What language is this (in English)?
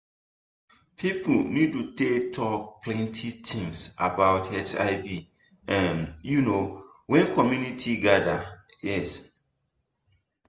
Nigerian Pidgin